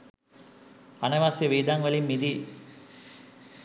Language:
Sinhala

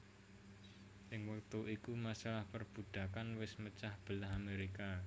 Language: Javanese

